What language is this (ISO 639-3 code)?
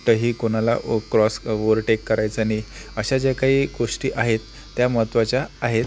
mar